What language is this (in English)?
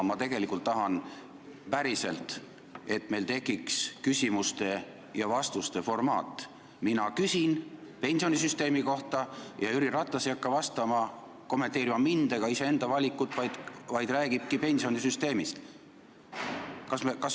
Estonian